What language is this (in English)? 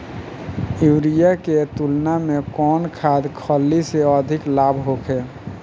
Bhojpuri